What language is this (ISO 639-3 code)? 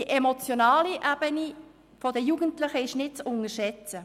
gsw